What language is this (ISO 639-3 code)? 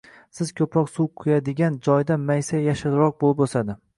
uzb